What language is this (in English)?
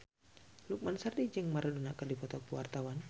Sundanese